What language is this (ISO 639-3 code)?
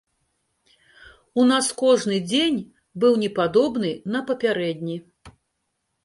bel